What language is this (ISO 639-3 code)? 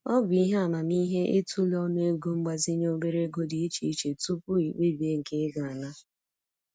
ibo